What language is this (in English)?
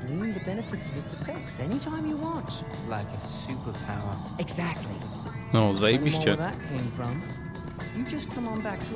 Polish